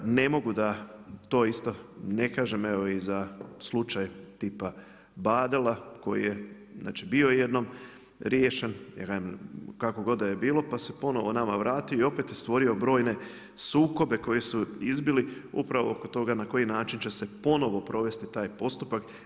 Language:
Croatian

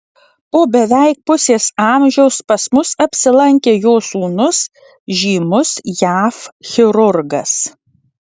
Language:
Lithuanian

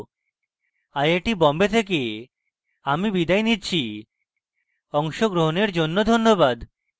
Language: Bangla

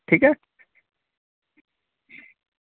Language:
Dogri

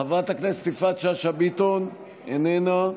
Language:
Hebrew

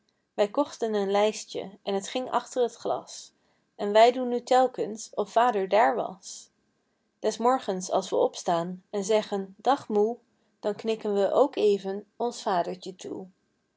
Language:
Dutch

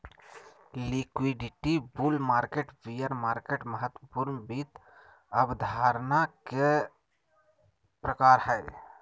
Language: Magahi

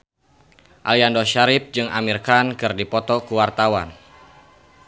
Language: Sundanese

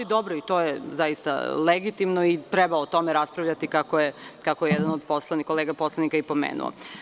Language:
Serbian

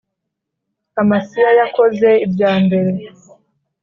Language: Kinyarwanda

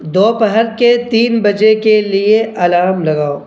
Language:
Urdu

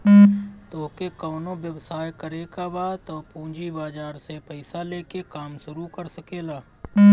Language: Bhojpuri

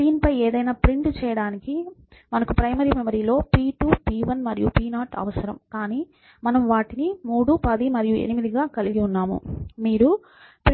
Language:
Telugu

